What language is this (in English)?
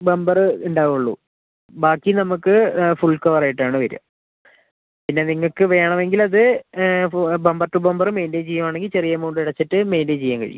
Malayalam